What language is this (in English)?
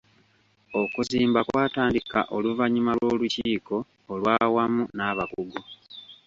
Ganda